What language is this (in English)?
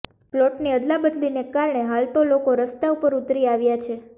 Gujarati